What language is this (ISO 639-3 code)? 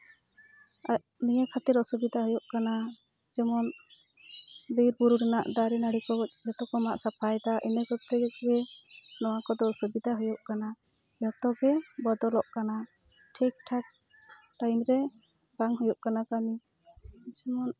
sat